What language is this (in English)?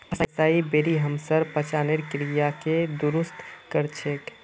Magahi